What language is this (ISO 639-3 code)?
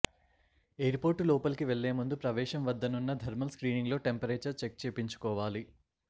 tel